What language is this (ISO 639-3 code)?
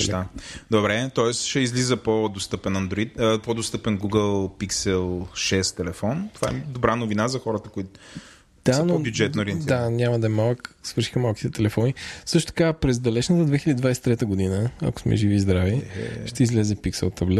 bul